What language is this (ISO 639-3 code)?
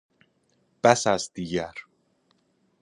fas